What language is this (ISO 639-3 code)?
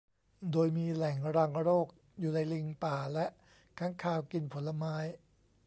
tha